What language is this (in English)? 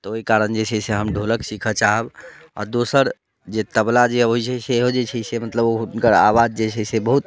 Maithili